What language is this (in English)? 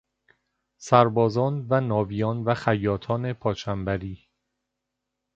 Persian